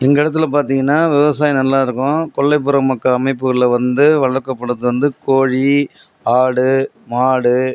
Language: Tamil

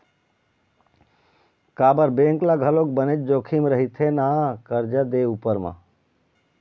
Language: Chhattisgarhi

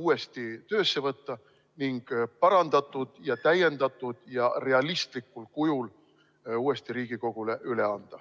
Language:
Estonian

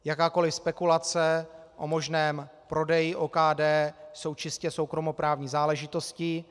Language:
Czech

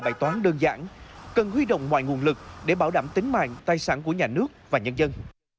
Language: Vietnamese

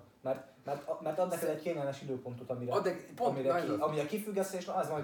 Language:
Hungarian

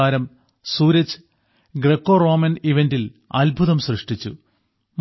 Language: Malayalam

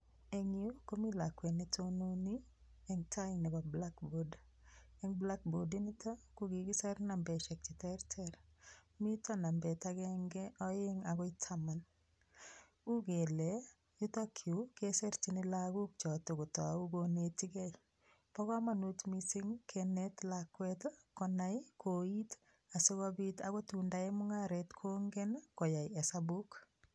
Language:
Kalenjin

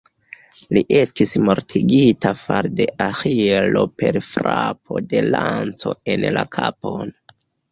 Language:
Esperanto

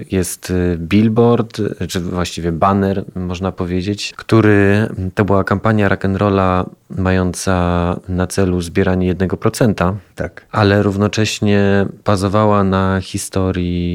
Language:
Polish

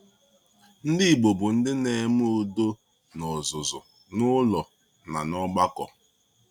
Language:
Igbo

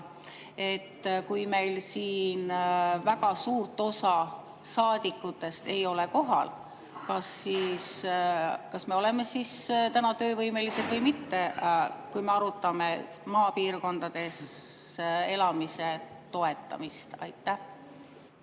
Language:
Estonian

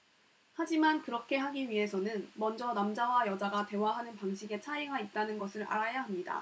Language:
Korean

